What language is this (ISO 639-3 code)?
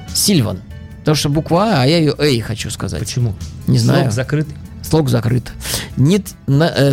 rus